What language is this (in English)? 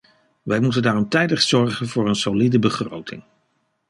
Dutch